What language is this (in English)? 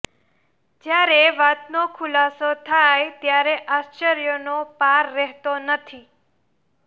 Gujarati